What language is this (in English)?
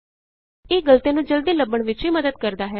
Punjabi